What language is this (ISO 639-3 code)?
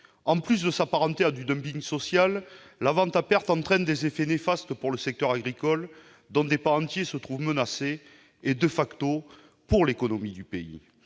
fra